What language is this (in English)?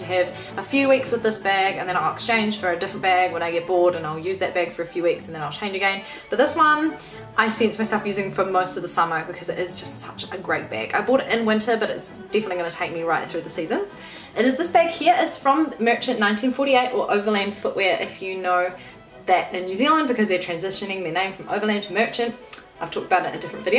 English